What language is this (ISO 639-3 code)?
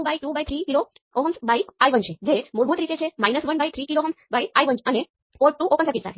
guj